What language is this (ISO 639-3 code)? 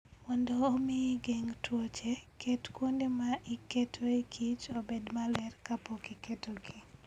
luo